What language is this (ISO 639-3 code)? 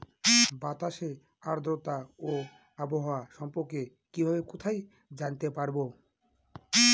ben